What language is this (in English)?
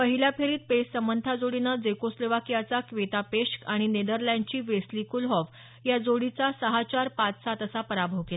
Marathi